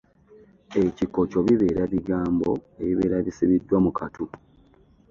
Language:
Ganda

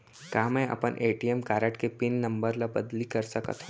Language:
Chhattisgarhi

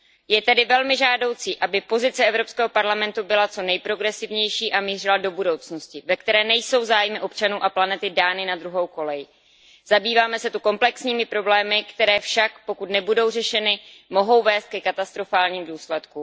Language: Czech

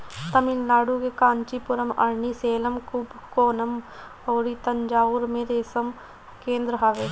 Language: Bhojpuri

